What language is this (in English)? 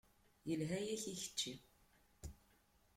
Kabyle